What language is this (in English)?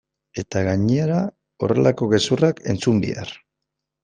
Basque